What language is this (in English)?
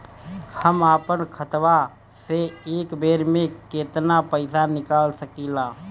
Bhojpuri